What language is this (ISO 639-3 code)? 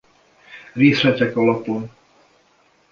hun